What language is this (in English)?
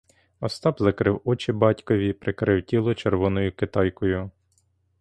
Ukrainian